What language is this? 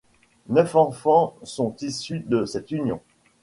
French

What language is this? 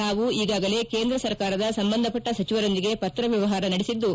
Kannada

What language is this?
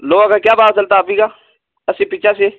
Hindi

